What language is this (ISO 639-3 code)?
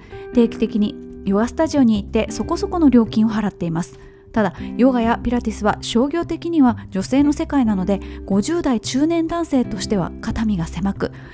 jpn